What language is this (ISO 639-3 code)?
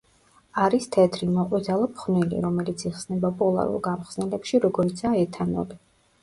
kat